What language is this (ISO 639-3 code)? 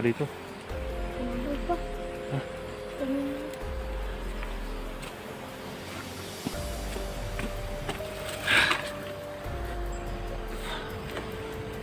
fil